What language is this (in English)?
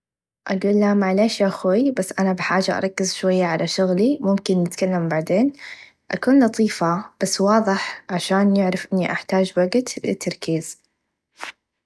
Najdi Arabic